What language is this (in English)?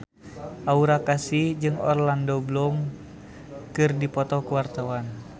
Sundanese